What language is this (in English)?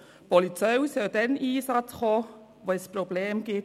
Swiss German